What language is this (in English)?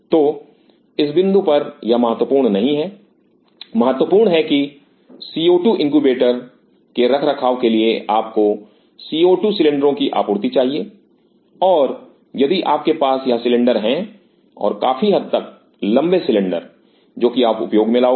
Hindi